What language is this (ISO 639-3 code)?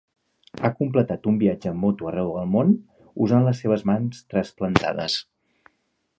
cat